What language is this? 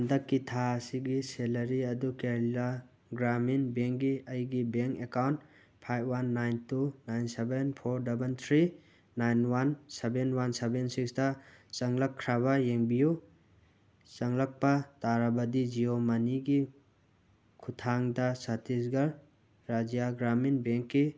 Manipuri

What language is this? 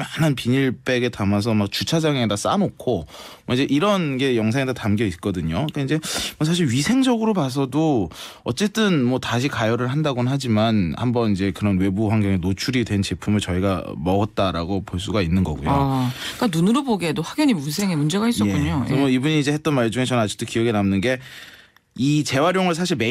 Korean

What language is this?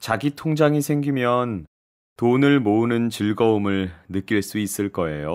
Korean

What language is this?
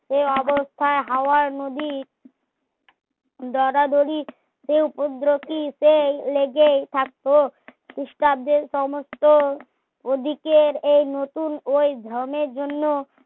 Bangla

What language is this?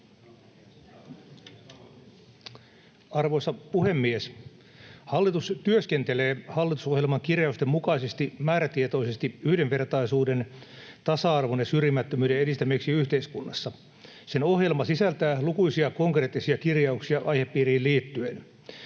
Finnish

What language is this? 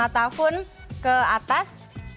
Indonesian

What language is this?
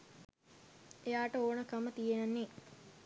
Sinhala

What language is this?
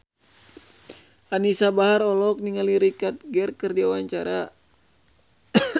Sundanese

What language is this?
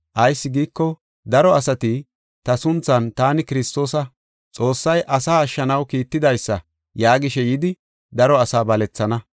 Gofa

